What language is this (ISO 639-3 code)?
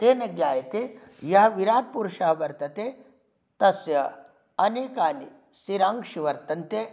san